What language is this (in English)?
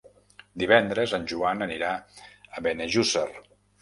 Catalan